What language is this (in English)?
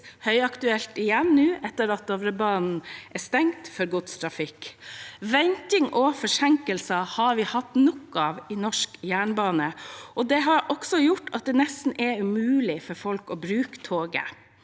Norwegian